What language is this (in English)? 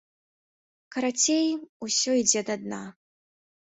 Belarusian